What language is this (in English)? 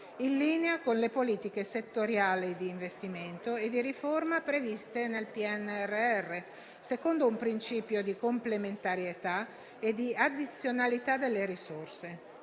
Italian